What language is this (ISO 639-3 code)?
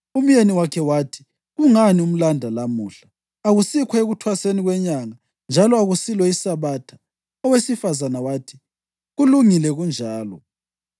nde